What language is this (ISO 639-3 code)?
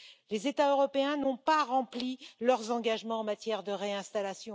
fra